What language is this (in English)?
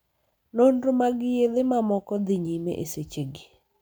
Luo (Kenya and Tanzania)